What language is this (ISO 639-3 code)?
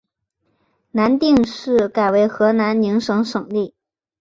zho